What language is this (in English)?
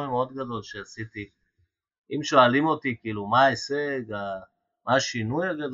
Hebrew